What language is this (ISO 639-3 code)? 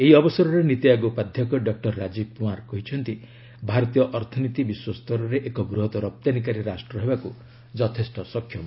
ori